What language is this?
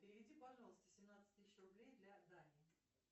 Russian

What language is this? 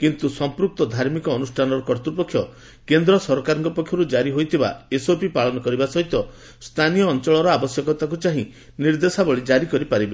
Odia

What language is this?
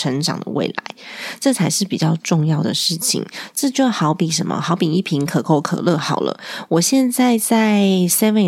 Chinese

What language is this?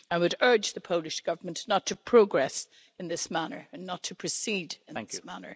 English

